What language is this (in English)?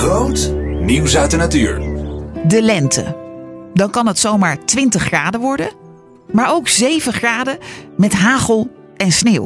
Dutch